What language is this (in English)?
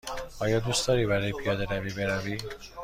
Persian